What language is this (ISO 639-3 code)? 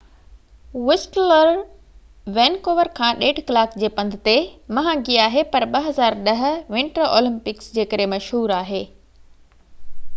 snd